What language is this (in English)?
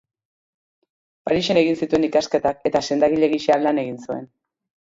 Basque